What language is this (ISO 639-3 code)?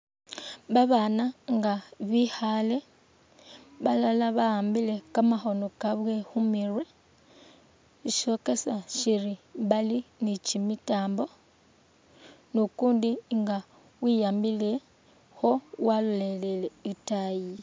myx